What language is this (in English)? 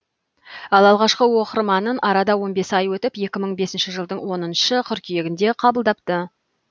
Kazakh